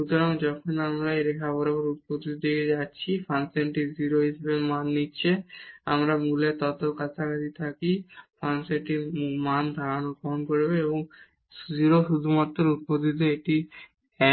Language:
Bangla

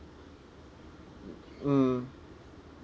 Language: English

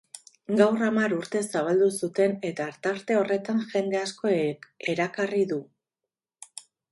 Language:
Basque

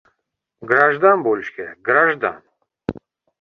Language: Uzbek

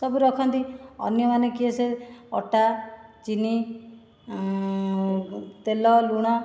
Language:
Odia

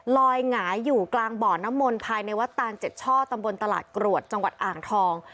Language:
Thai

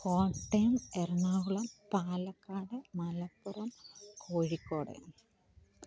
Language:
Malayalam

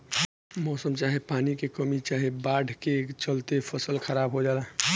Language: Bhojpuri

